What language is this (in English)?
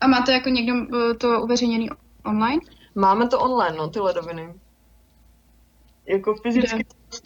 Czech